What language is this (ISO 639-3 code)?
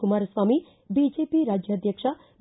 kan